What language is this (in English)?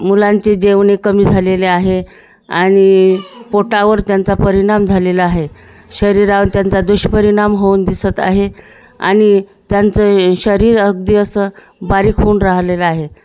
Marathi